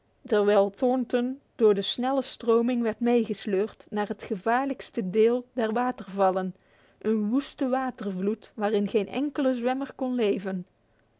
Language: Dutch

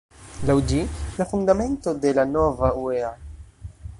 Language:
Esperanto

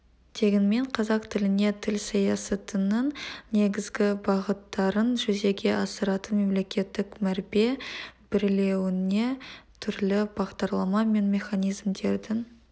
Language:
Kazakh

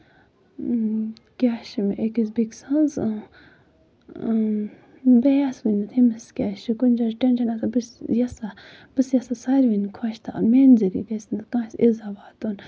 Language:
Kashmiri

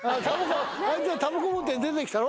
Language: Japanese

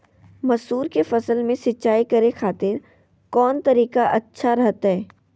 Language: Magahi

